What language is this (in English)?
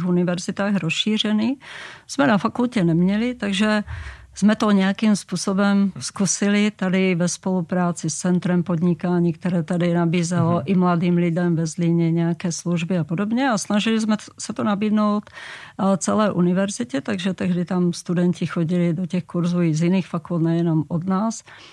Czech